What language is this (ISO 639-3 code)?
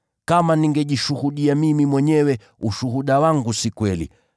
swa